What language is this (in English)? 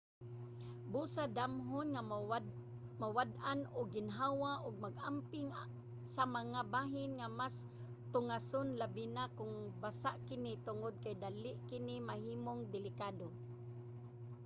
Cebuano